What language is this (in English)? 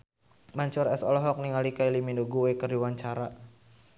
Sundanese